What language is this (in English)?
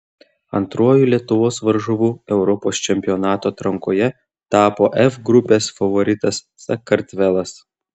Lithuanian